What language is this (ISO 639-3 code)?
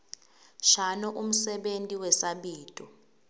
ssw